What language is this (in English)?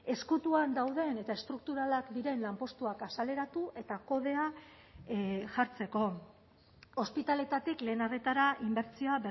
Basque